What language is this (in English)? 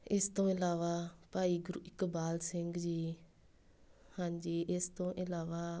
Punjabi